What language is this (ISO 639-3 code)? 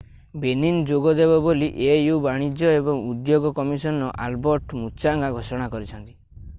ori